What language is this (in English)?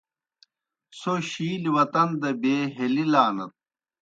Kohistani Shina